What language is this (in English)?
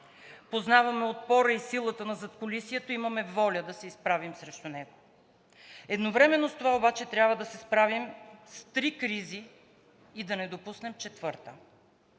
Bulgarian